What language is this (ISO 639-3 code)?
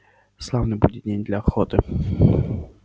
rus